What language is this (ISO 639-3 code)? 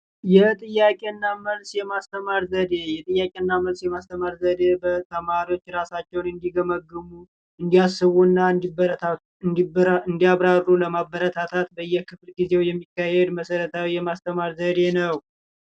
amh